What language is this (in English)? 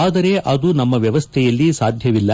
Kannada